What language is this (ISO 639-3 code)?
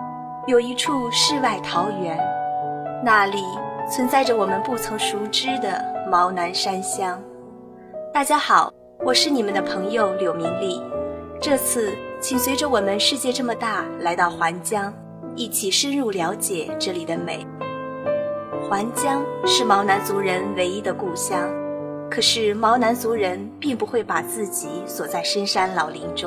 zho